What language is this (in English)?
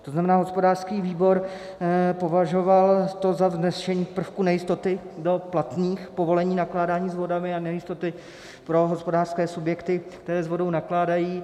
Czech